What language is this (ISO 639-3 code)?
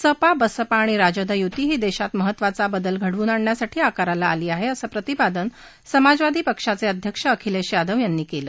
mar